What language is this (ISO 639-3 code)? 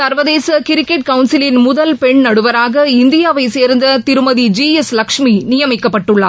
tam